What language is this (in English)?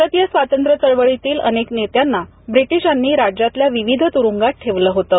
Marathi